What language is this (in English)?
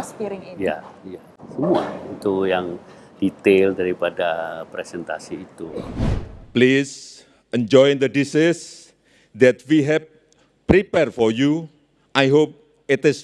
Indonesian